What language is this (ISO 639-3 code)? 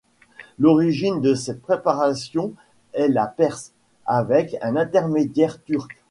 fra